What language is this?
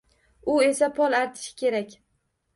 Uzbek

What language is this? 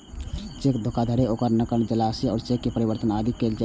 Maithili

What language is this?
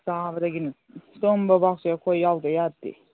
Manipuri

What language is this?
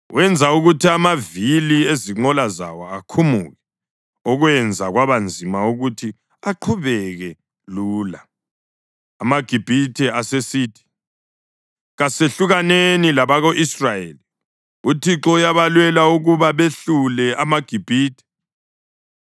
North Ndebele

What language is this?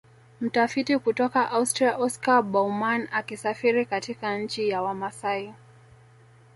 Swahili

